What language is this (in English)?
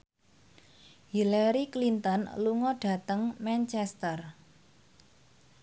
Javanese